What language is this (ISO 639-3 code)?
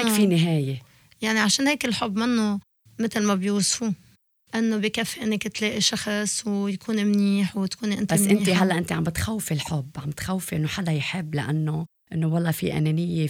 ara